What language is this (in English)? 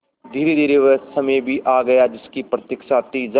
Hindi